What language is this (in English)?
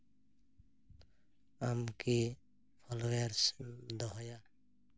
Santali